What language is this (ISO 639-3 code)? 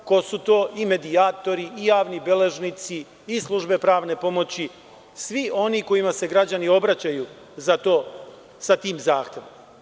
srp